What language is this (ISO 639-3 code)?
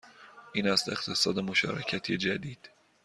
fas